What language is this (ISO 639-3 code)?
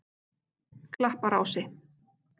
isl